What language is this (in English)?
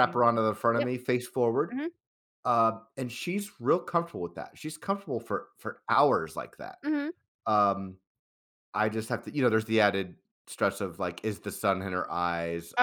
English